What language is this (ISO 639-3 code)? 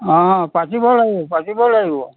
asm